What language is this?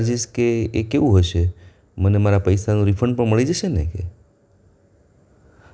Gujarati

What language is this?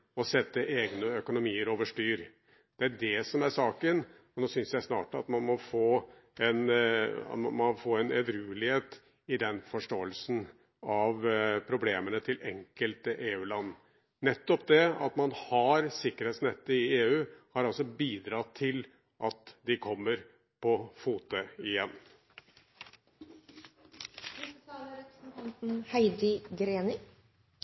Norwegian Bokmål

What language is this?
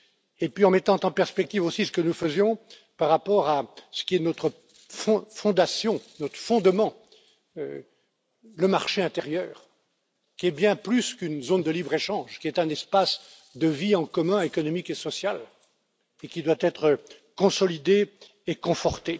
French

